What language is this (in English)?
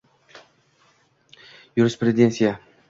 Uzbek